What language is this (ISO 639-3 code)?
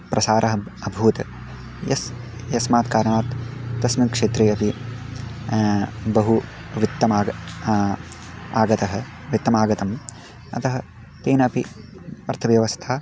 san